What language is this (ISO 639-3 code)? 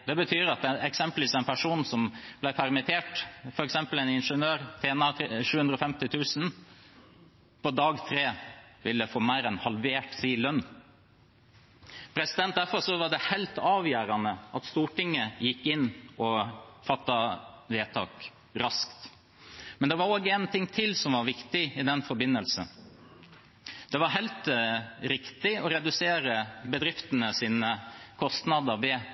nob